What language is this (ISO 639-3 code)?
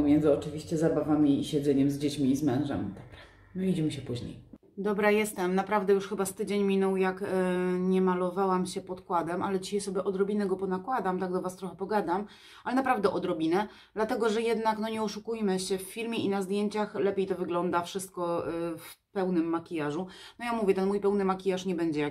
pol